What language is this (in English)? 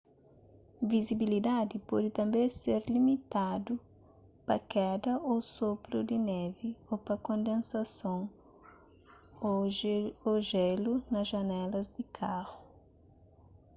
Kabuverdianu